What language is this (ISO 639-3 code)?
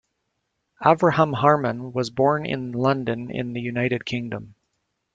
eng